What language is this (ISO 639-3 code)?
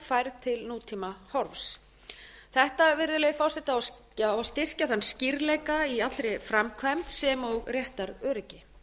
isl